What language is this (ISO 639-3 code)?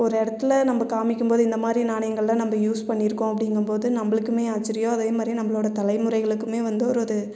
tam